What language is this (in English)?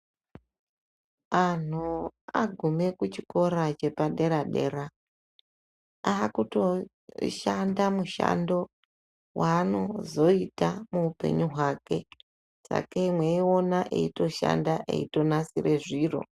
Ndau